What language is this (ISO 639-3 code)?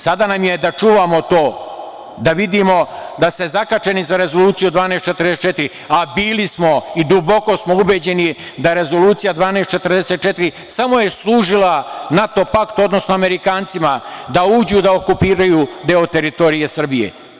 srp